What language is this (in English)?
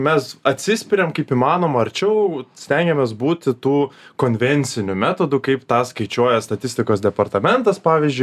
Lithuanian